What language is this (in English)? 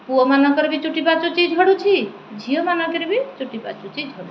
Odia